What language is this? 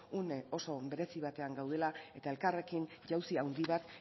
Basque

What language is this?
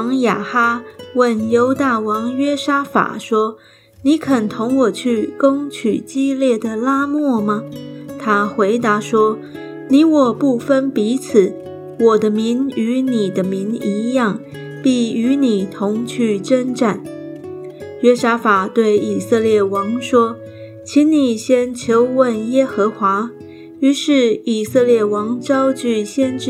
Chinese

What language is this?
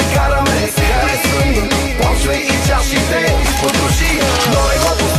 Romanian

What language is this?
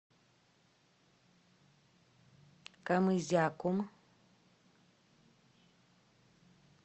Russian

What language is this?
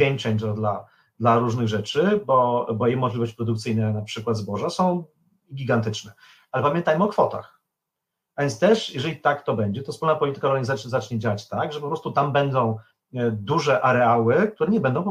Polish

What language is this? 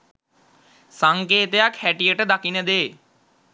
Sinhala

